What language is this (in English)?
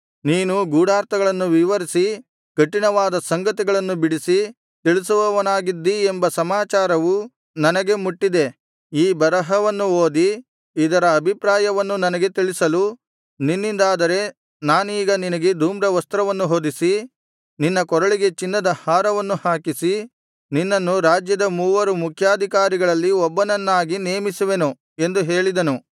Kannada